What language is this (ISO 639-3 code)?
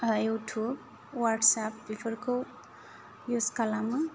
brx